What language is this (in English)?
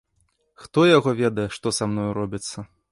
Belarusian